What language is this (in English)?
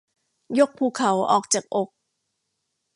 Thai